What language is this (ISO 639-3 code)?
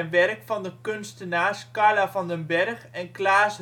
nld